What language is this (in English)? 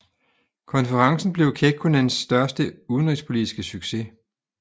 Danish